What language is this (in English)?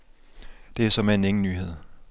Danish